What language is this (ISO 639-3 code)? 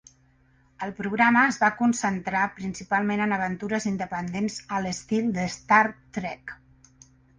cat